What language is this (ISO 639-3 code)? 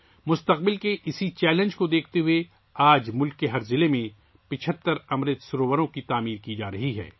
urd